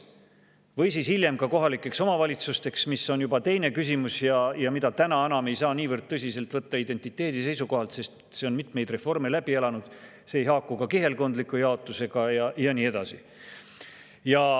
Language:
Estonian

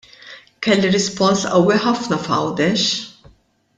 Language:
Maltese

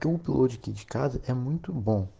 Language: Russian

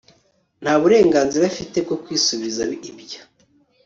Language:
Kinyarwanda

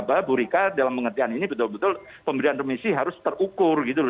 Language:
Indonesian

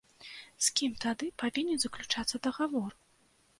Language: Belarusian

